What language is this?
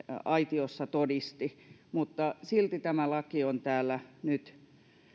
Finnish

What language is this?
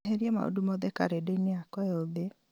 Kikuyu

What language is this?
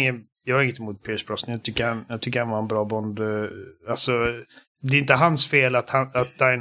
Swedish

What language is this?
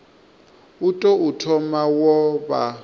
Venda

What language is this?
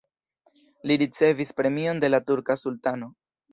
Esperanto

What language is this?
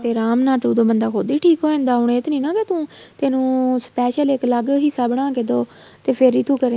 Punjabi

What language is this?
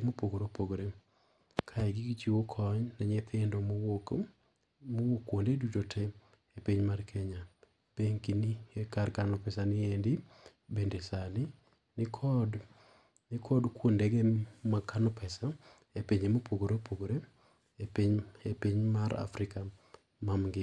Luo (Kenya and Tanzania)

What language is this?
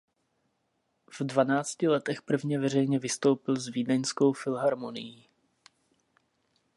Czech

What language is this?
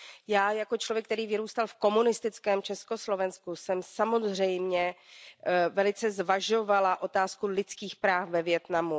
Czech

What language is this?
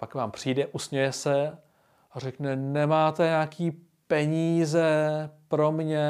Czech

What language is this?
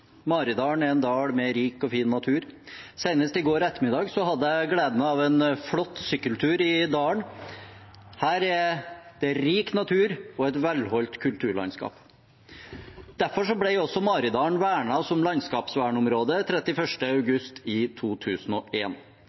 Norwegian Bokmål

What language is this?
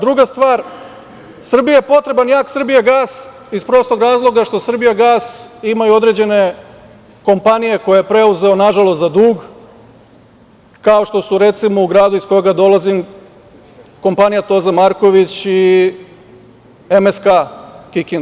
Serbian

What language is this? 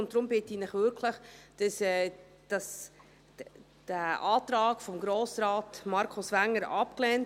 Swiss German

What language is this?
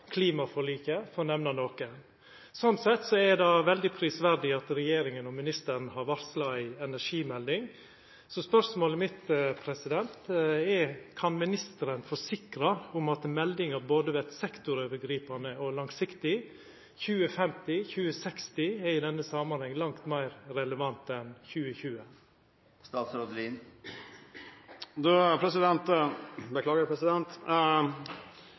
Norwegian Nynorsk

